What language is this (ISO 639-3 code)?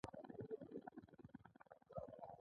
pus